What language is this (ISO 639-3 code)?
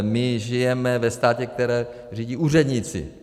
ces